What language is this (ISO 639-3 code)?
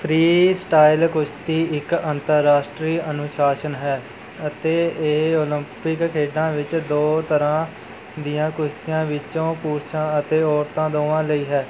pan